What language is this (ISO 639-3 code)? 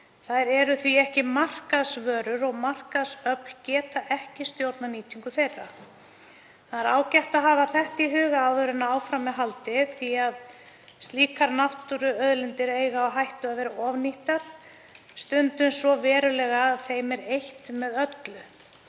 isl